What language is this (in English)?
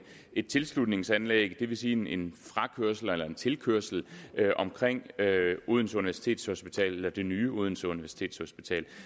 Danish